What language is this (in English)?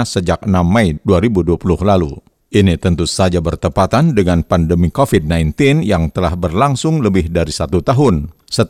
Indonesian